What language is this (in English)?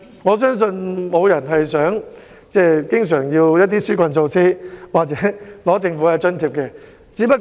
Cantonese